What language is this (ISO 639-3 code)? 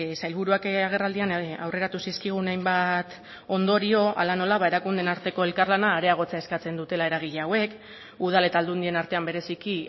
eus